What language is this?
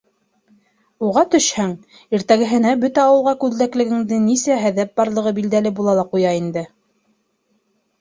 Bashkir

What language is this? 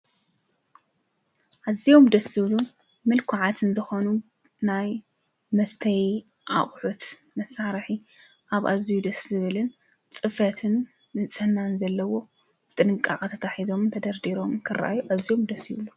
Tigrinya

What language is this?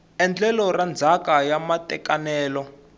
Tsonga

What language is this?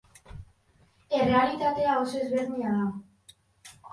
Basque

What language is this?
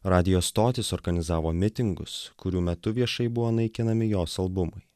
Lithuanian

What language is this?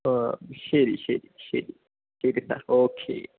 Malayalam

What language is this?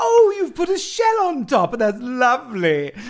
Welsh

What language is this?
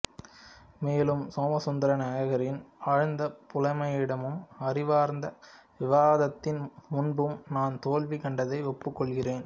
Tamil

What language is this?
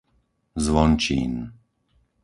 Slovak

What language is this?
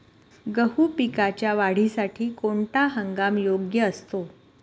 Marathi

